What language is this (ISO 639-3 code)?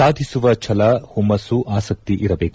kan